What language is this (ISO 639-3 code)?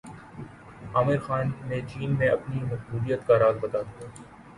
urd